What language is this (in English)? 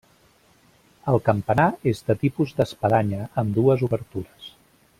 Catalan